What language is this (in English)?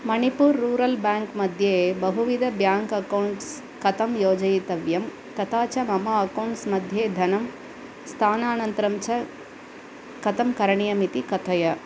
Sanskrit